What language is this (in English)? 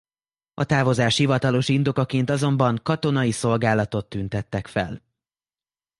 Hungarian